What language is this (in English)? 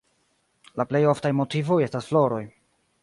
Esperanto